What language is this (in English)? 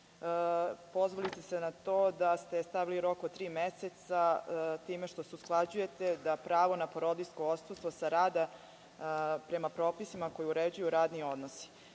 Serbian